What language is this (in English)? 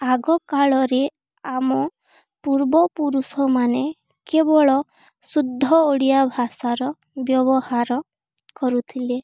Odia